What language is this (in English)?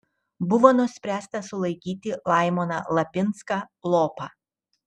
Lithuanian